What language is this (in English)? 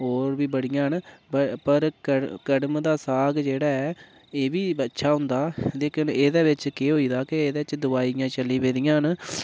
Dogri